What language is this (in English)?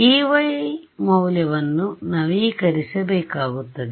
Kannada